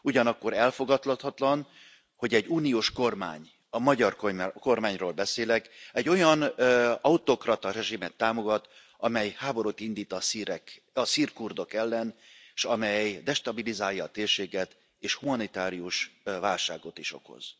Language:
Hungarian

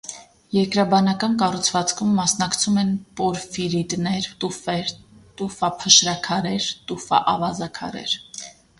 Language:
Armenian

